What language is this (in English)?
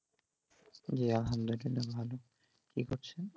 Bangla